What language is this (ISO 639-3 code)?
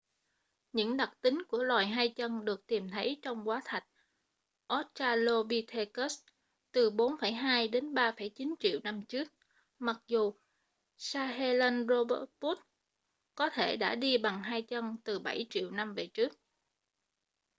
vie